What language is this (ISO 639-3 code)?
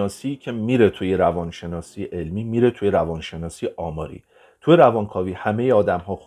fas